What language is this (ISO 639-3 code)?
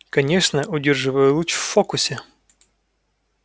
rus